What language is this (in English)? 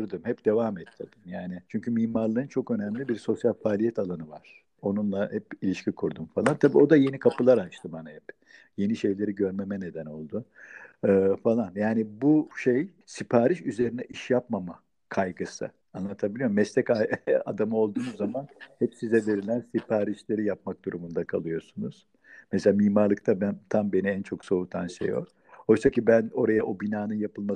Turkish